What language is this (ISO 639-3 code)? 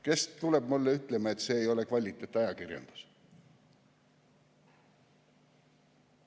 est